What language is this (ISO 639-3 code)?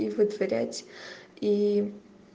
rus